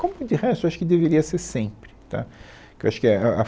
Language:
Portuguese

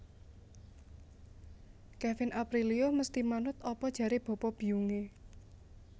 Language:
Javanese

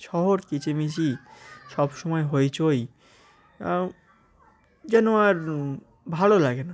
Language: Bangla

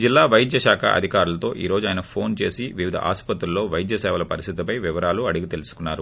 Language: Telugu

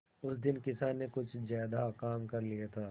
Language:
Hindi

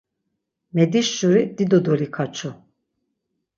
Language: Laz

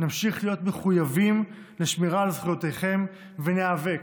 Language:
Hebrew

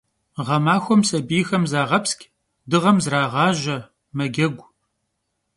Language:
Kabardian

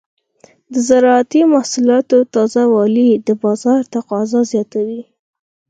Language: Pashto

